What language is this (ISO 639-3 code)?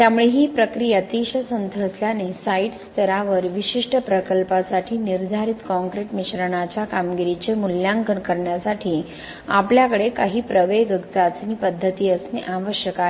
mar